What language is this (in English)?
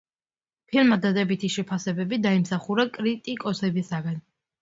Georgian